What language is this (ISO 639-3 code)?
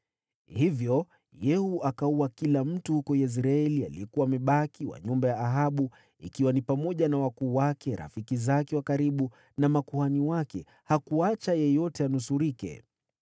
swa